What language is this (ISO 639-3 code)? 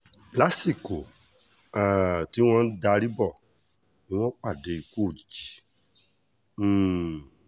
yor